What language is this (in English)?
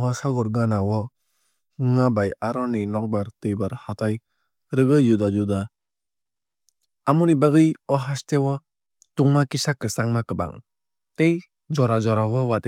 Kok Borok